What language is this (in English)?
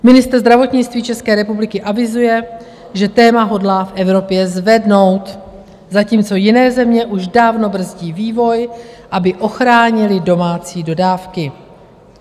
Czech